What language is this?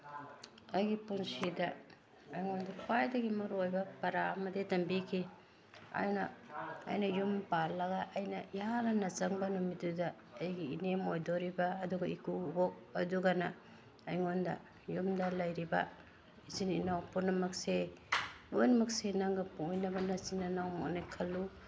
Manipuri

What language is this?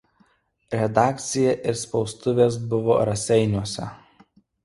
Lithuanian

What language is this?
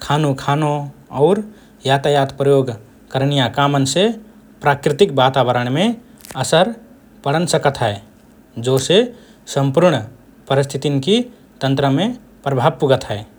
Rana Tharu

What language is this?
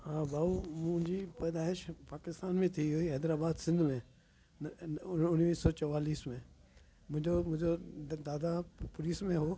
Sindhi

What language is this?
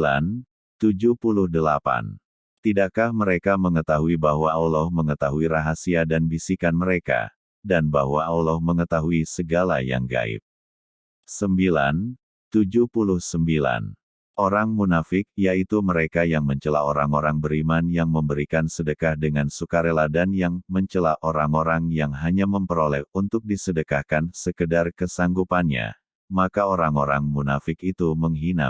Indonesian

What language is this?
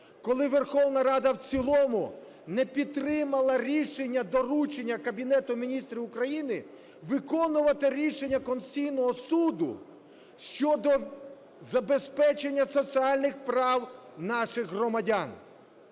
Ukrainian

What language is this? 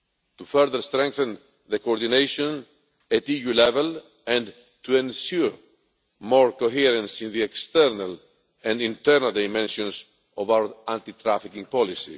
English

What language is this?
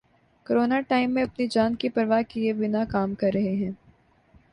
Urdu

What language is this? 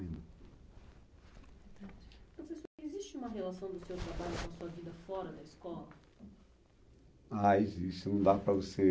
Portuguese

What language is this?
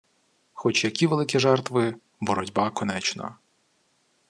Ukrainian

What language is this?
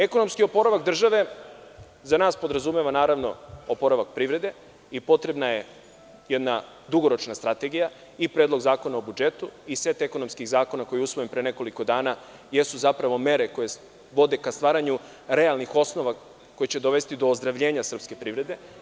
Serbian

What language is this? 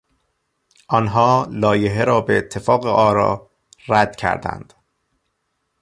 Persian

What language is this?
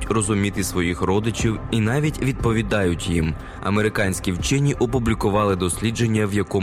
Ukrainian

